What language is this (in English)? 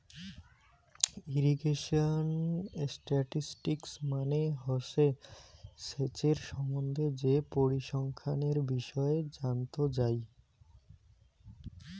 Bangla